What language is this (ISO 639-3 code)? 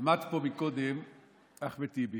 heb